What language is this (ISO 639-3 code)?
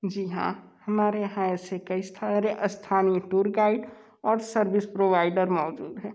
hin